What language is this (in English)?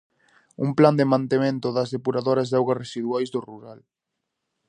Galician